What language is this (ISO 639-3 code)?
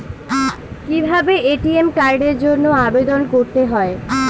ben